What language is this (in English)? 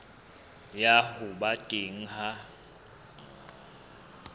Southern Sotho